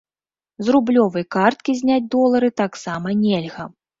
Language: Belarusian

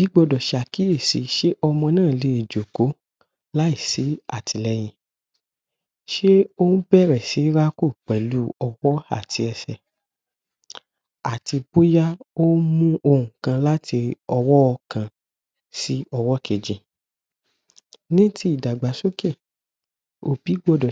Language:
Yoruba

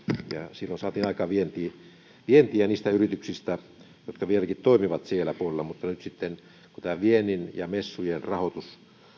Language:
Finnish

